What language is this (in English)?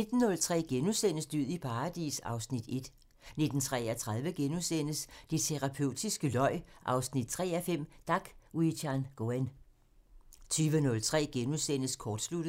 Danish